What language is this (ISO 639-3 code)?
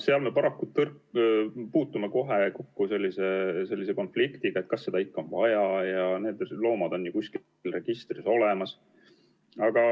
est